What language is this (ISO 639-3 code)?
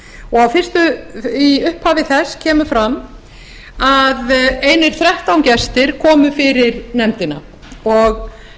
isl